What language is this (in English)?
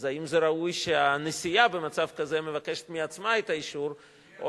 Hebrew